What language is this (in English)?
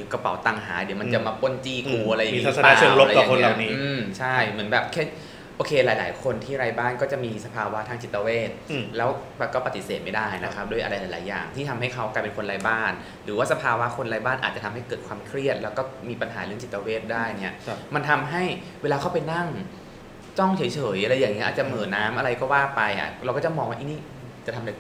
Thai